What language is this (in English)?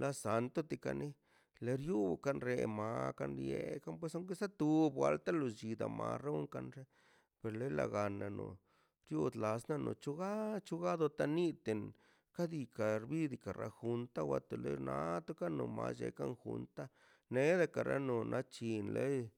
Mazaltepec Zapotec